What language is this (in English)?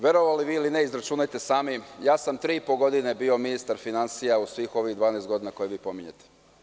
Serbian